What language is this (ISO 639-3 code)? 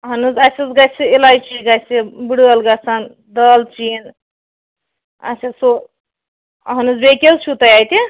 kas